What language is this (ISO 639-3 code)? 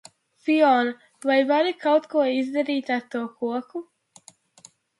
lav